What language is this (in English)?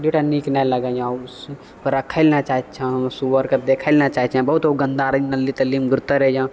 Maithili